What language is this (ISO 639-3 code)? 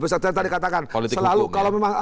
ind